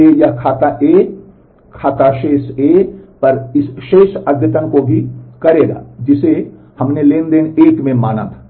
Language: Hindi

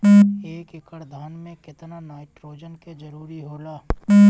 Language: Bhojpuri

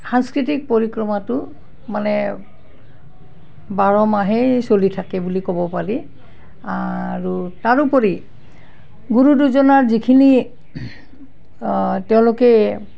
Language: Assamese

